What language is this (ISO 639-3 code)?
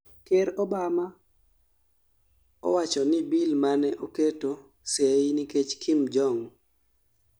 luo